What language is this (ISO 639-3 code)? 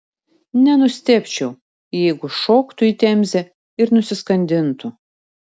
lit